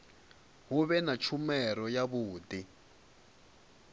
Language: Venda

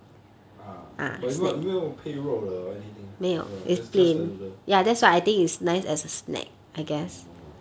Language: English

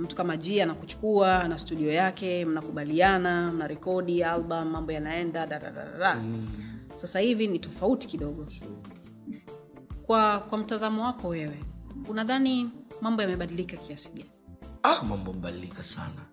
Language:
Swahili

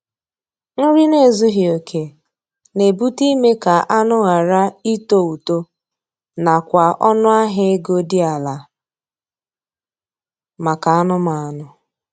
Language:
Igbo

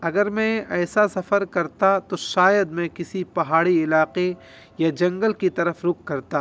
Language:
Urdu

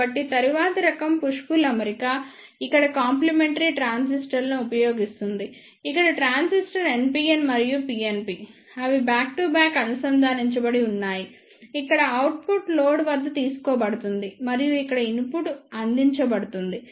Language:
Telugu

